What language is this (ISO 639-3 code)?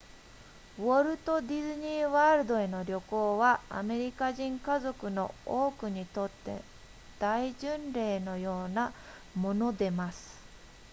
jpn